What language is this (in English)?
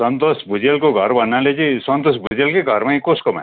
Nepali